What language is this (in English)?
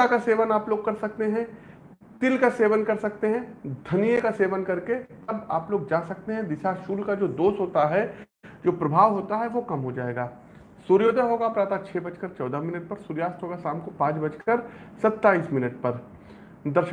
Hindi